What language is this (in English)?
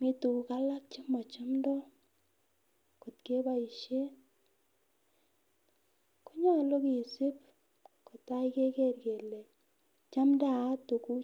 Kalenjin